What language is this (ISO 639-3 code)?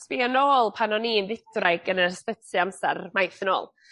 cym